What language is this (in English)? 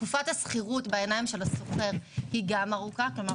Hebrew